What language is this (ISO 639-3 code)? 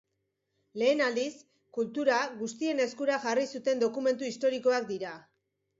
eus